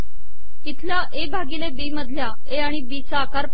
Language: Marathi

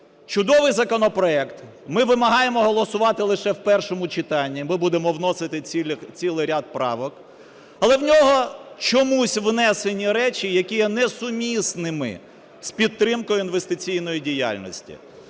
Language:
Ukrainian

